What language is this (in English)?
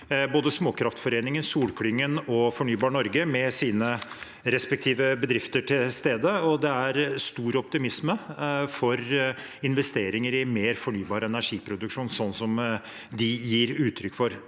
Norwegian